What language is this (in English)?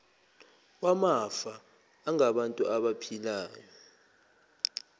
Zulu